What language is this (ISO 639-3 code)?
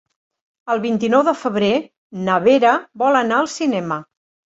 cat